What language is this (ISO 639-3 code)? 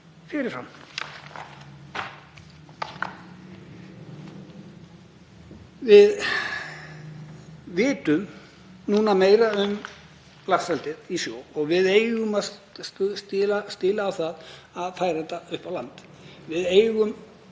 isl